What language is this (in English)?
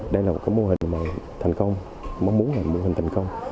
Vietnamese